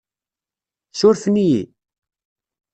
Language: Kabyle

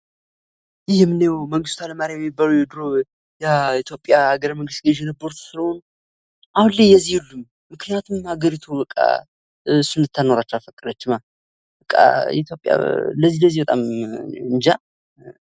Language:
Amharic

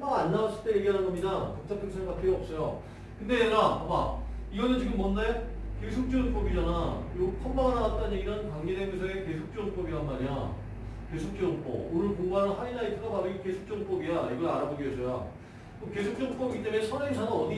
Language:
Korean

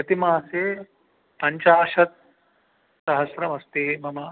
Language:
Sanskrit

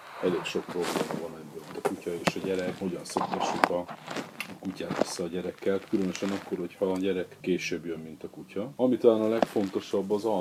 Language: Hungarian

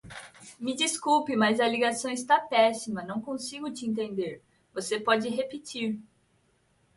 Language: Portuguese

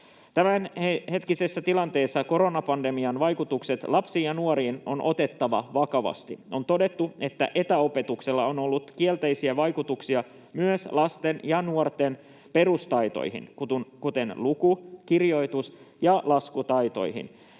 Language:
Finnish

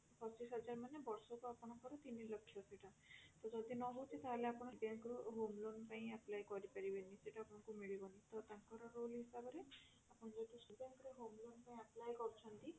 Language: Odia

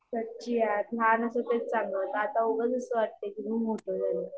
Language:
Marathi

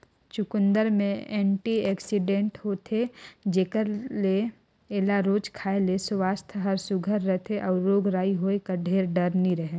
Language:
Chhattisgarhi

